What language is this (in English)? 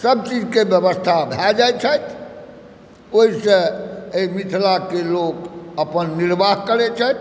Maithili